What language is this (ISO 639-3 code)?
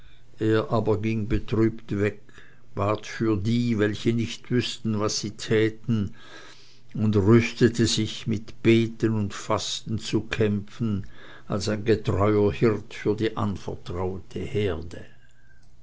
deu